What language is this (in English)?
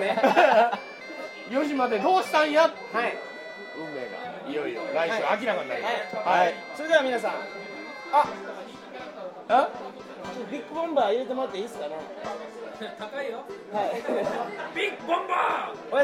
Japanese